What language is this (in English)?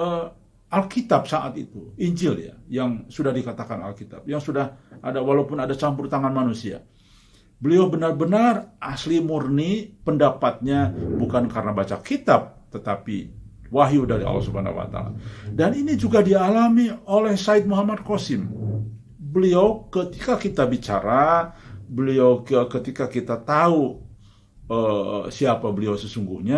Indonesian